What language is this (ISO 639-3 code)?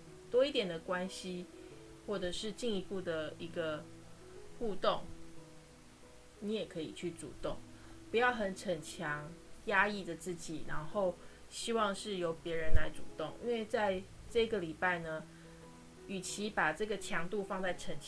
zho